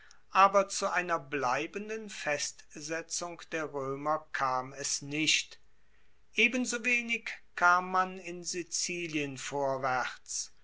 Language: German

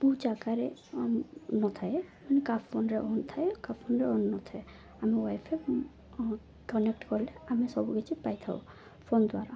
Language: Odia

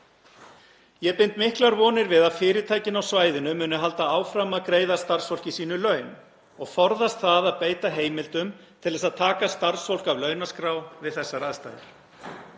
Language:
Icelandic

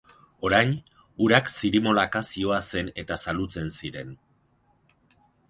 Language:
Basque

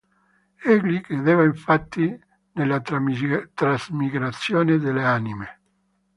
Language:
Italian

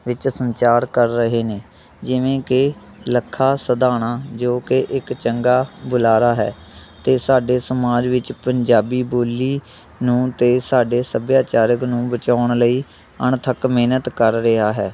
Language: Punjabi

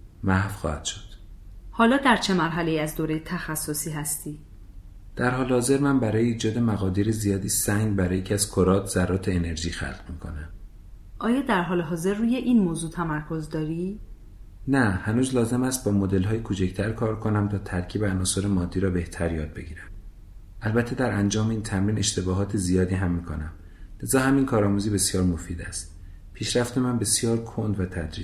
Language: Persian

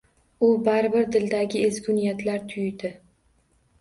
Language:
Uzbek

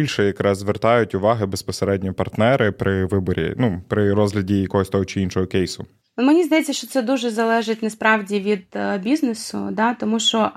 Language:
Ukrainian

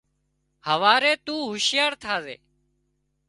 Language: Wadiyara Koli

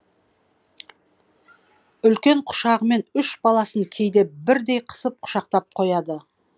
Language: Kazakh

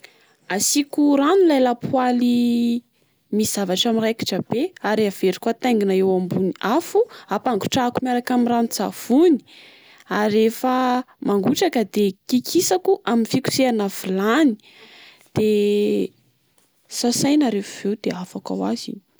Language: Malagasy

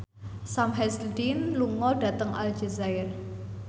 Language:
Javanese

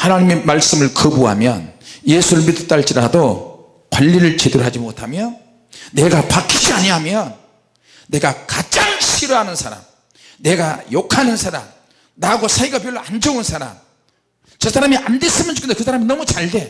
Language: Korean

